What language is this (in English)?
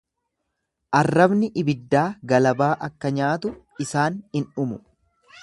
Oromo